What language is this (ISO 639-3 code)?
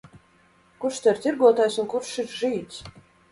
lav